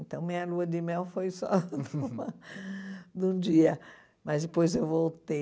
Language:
Portuguese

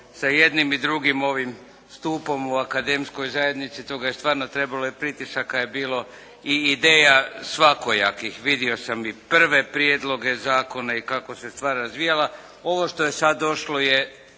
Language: Croatian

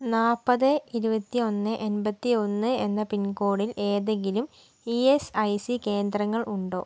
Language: Malayalam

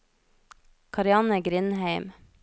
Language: Norwegian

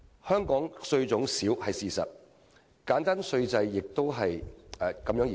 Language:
Cantonese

